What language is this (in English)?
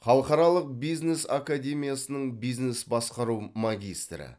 Kazakh